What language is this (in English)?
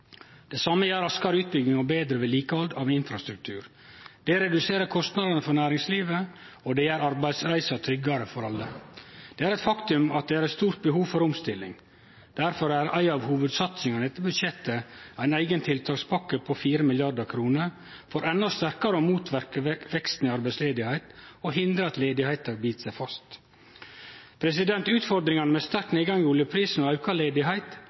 Norwegian Nynorsk